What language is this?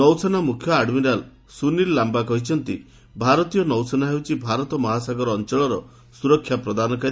Odia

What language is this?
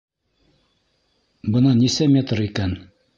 Bashkir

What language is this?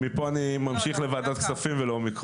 Hebrew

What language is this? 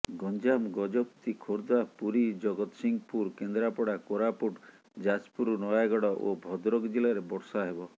Odia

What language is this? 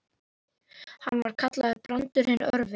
Icelandic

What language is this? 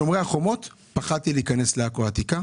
Hebrew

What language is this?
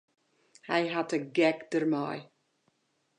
Western Frisian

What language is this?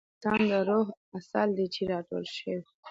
Pashto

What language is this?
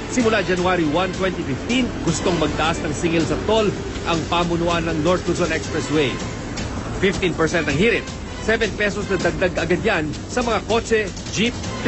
Filipino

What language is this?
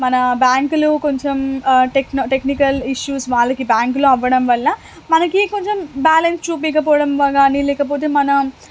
Telugu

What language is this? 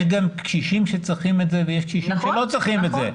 Hebrew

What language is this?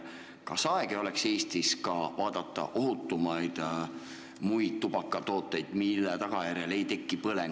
Estonian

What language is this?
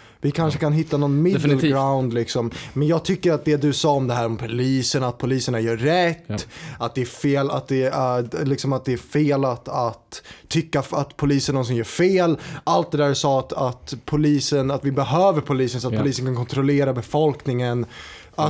Swedish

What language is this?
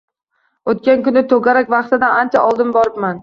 Uzbek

